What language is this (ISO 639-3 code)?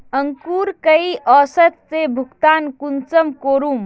mag